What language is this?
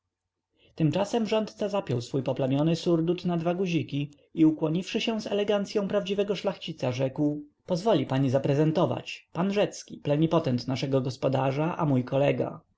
Polish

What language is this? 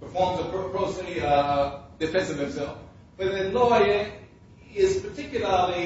English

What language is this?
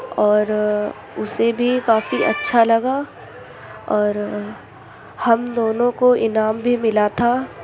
Urdu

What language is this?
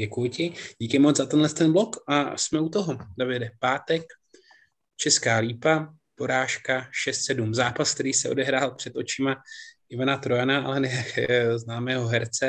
Czech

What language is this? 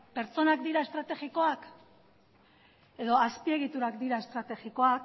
Basque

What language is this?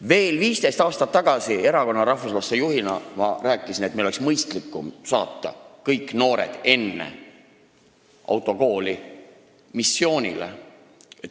Estonian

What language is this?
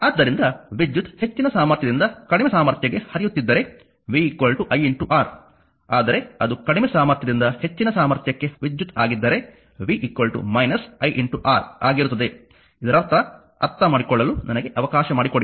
Kannada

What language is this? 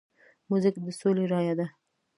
Pashto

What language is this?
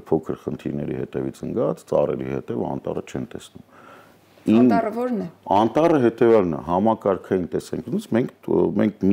Romanian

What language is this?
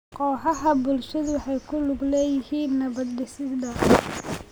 Somali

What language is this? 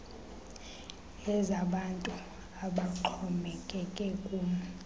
Xhosa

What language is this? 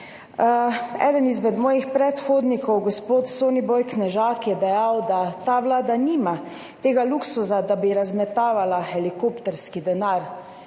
Slovenian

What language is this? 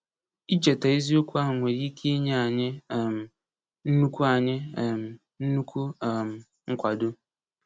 Igbo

